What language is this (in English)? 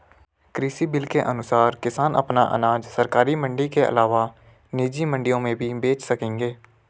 Hindi